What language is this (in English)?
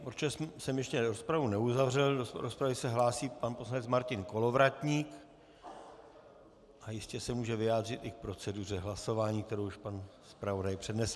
Czech